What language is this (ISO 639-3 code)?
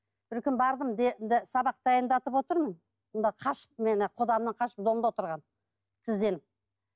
kaz